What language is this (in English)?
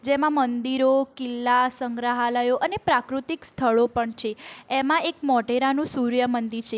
Gujarati